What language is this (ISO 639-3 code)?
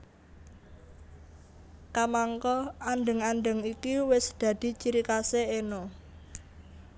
jav